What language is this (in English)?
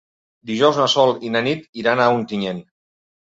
Catalan